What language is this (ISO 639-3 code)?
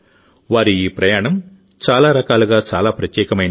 tel